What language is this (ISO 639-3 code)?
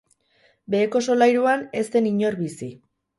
eus